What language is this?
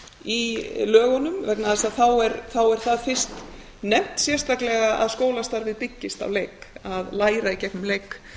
Icelandic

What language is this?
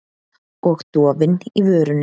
Icelandic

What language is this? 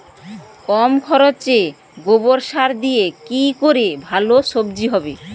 Bangla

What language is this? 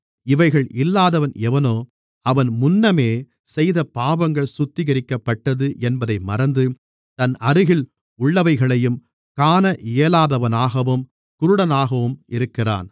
Tamil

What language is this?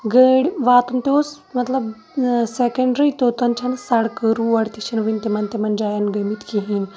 Kashmiri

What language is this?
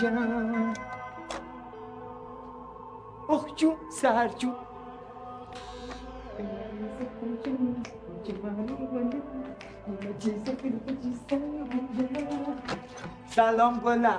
Persian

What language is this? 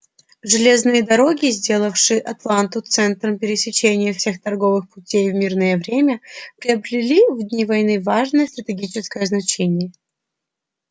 Russian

